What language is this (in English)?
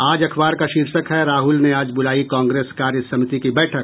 Hindi